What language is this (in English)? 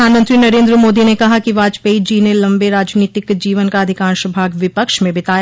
Hindi